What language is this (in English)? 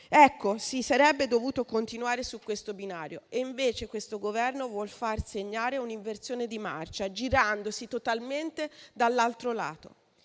Italian